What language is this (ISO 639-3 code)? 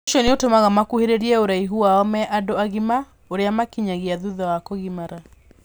kik